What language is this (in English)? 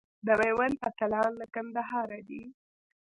Pashto